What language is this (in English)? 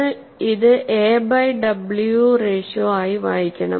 Malayalam